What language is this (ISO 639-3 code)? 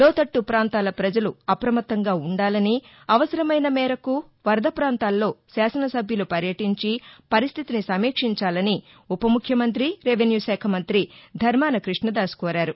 tel